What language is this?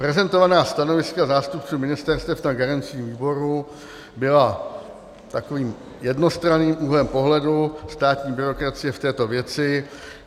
Czech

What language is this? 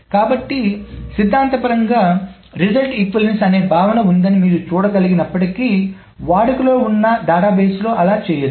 Telugu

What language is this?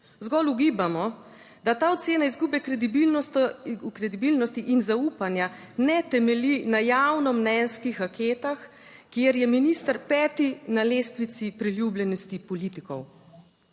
Slovenian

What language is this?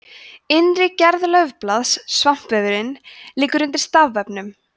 Icelandic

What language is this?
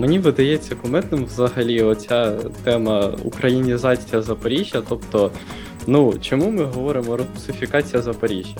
Ukrainian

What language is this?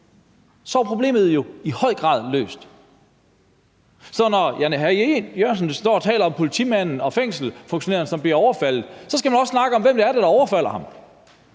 Danish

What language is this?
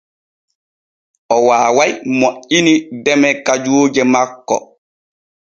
Borgu Fulfulde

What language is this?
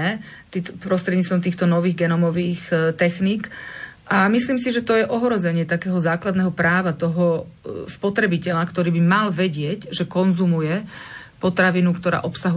Slovak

